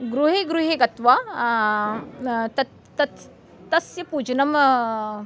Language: Sanskrit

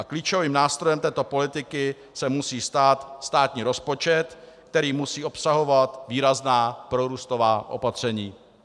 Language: Czech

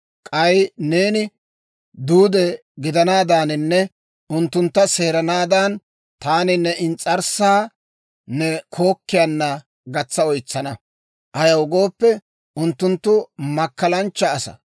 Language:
Dawro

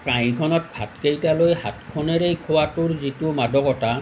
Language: Assamese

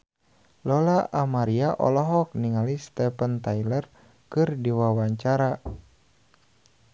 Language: Sundanese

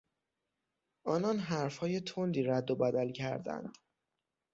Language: Persian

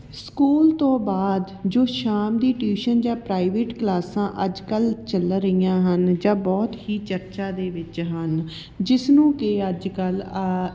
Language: Punjabi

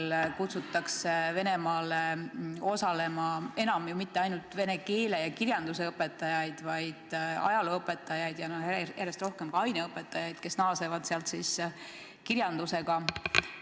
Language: Estonian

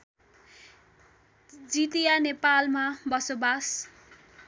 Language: Nepali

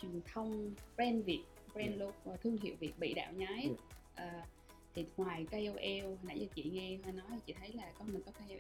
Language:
Vietnamese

